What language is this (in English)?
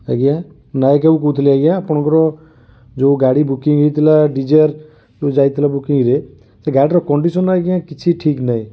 Odia